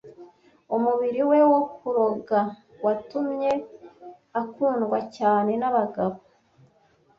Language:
Kinyarwanda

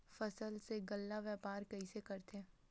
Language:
Chhattisgarhi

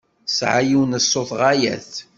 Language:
Kabyle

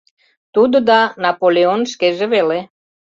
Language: Mari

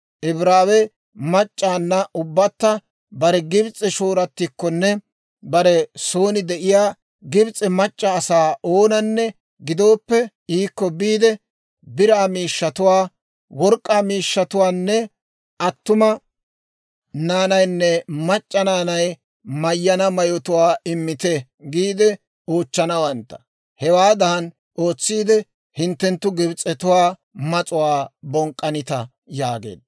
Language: Dawro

